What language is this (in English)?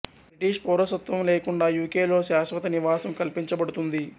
Telugu